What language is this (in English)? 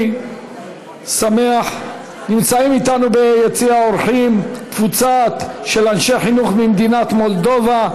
Hebrew